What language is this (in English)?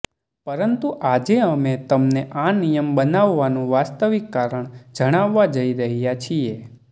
Gujarati